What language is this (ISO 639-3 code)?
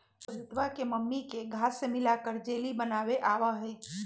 mag